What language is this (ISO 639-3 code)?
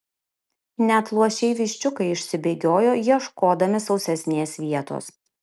lit